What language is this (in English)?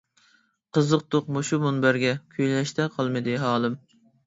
Uyghur